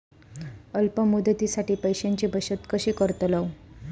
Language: Marathi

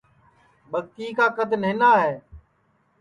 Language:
Sansi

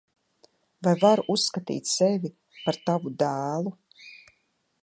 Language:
Latvian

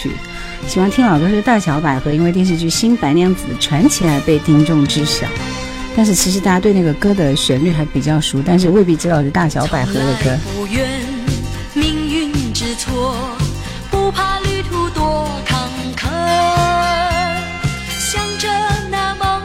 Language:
Chinese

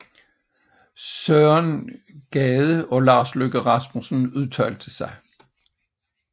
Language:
Danish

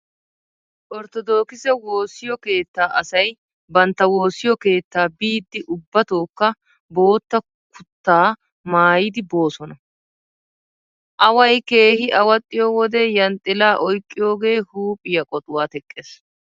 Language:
Wolaytta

